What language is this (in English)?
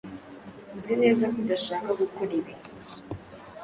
Kinyarwanda